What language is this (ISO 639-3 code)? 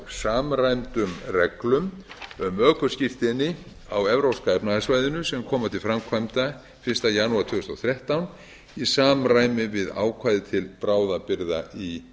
isl